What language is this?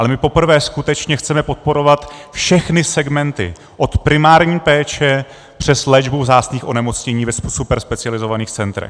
Czech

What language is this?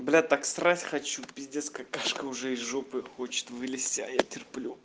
Russian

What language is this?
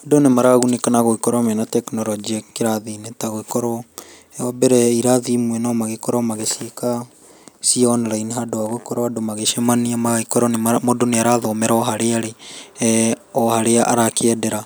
Kikuyu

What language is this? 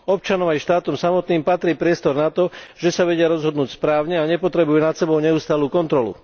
Slovak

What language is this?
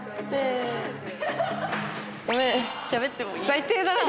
Japanese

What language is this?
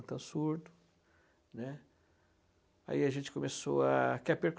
Portuguese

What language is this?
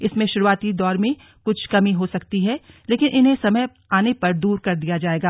Hindi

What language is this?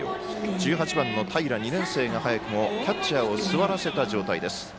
Japanese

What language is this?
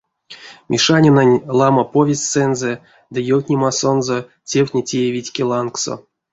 Erzya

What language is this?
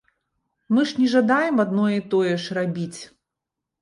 Belarusian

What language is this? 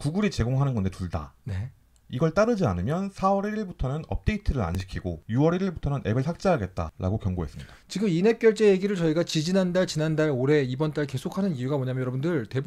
Korean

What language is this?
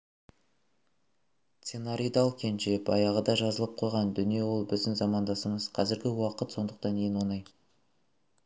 Kazakh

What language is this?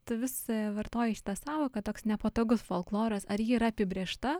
Lithuanian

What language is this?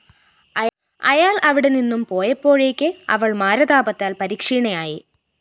Malayalam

